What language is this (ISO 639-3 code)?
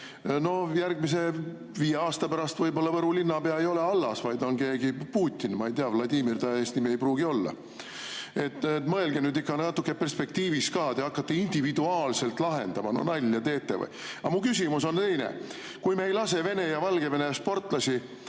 est